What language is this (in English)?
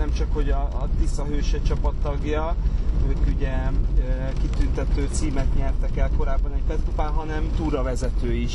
Hungarian